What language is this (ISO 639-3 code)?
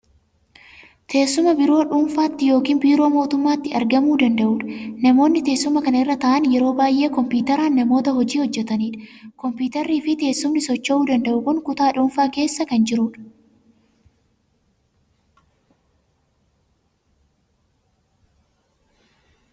orm